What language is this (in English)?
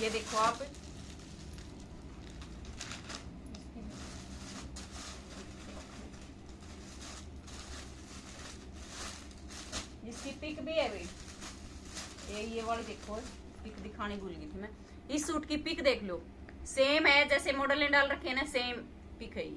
Hindi